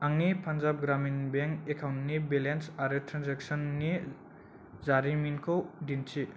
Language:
Bodo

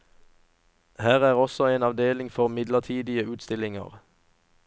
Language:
Norwegian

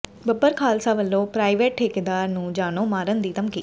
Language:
Punjabi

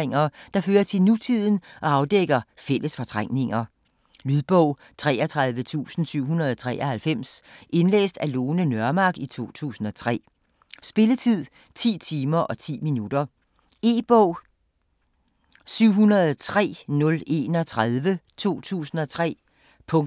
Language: Danish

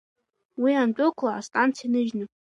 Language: Abkhazian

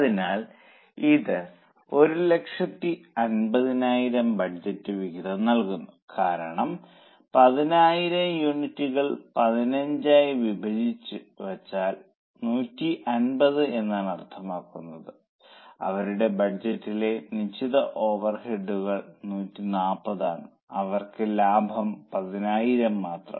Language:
Malayalam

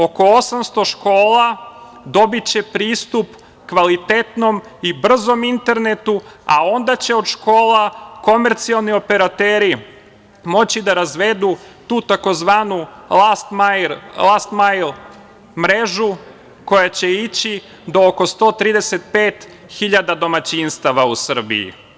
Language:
Serbian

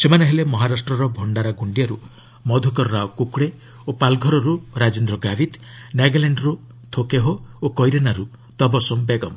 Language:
Odia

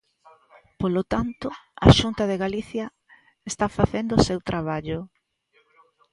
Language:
Galician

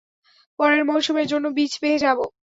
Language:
Bangla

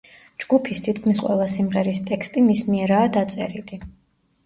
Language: Georgian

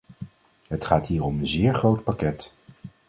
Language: Dutch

